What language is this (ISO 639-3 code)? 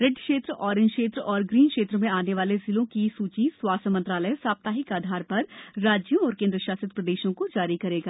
hin